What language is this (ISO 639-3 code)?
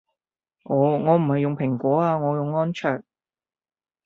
yue